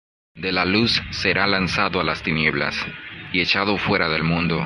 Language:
Spanish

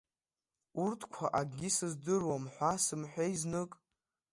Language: Abkhazian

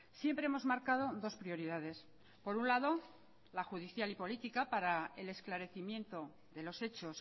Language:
Spanish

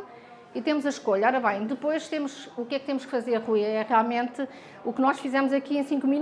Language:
Portuguese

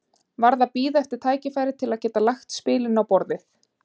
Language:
Icelandic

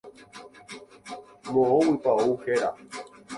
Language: Guarani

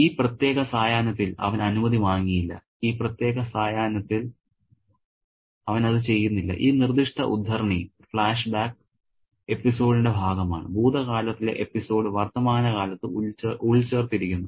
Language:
Malayalam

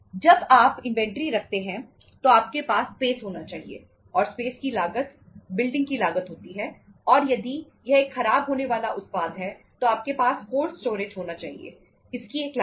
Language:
Hindi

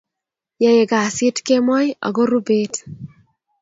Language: Kalenjin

